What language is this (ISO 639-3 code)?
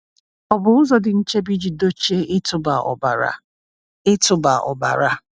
ibo